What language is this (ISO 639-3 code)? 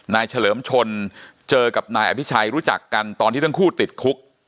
tha